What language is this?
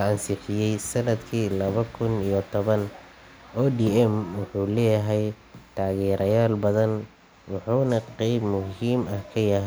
Somali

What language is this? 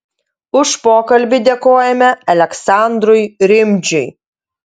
Lithuanian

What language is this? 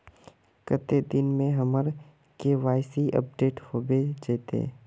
Magahi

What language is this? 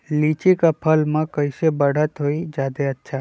Magahi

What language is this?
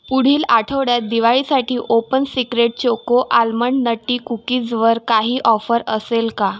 Marathi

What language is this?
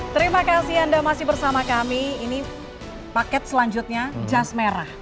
Indonesian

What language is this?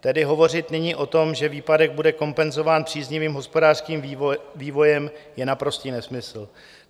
Czech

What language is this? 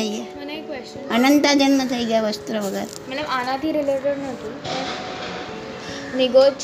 Gujarati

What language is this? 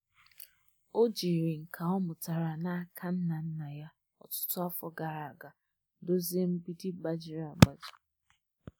Igbo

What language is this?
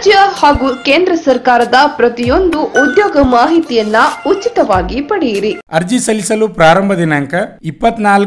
Kannada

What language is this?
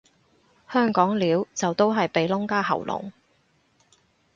Cantonese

